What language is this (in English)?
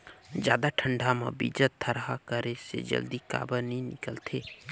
Chhattisgarhi